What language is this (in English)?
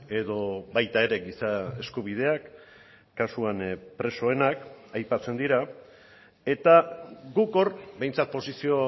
Basque